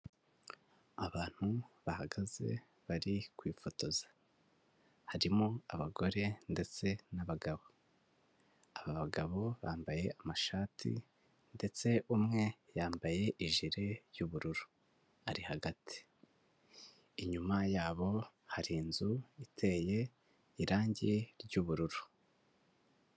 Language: Kinyarwanda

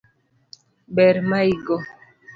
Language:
Luo (Kenya and Tanzania)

